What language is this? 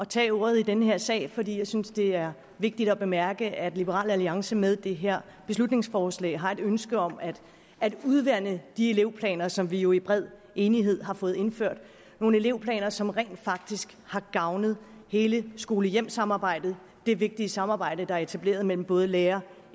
Danish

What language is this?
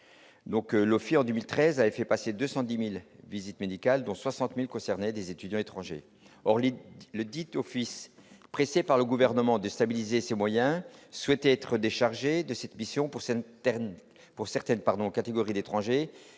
French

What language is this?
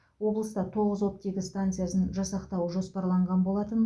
Kazakh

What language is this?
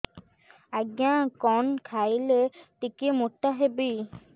Odia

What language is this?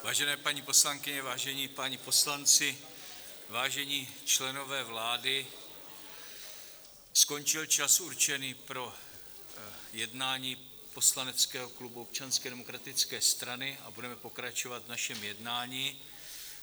Czech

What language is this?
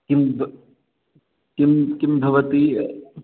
Sanskrit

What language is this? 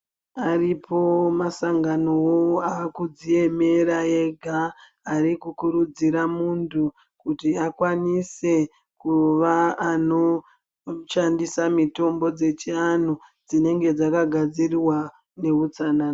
Ndau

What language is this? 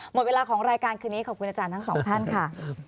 Thai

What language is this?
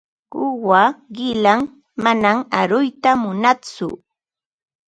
Ambo-Pasco Quechua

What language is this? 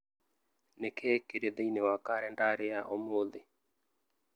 Kikuyu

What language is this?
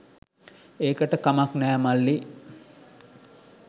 Sinhala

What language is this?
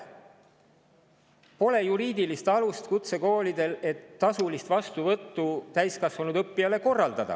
Estonian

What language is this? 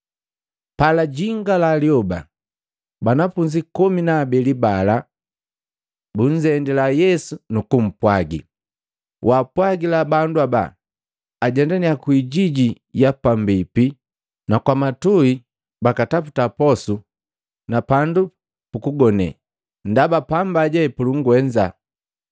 Matengo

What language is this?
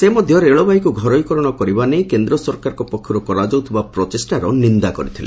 Odia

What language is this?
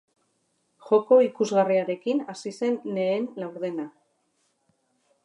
Basque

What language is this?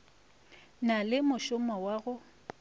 Northern Sotho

